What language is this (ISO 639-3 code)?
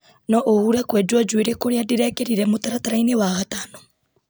kik